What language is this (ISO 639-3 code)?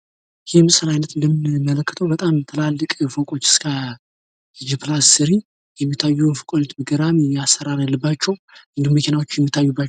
amh